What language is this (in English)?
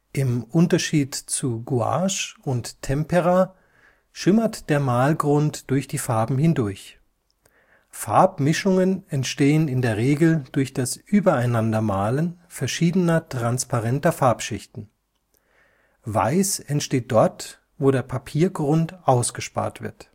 German